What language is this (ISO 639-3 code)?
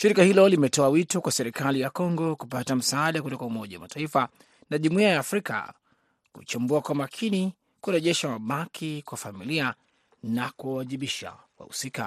swa